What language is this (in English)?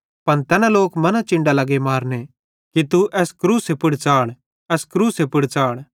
Bhadrawahi